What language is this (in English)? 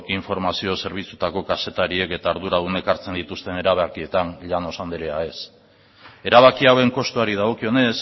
Basque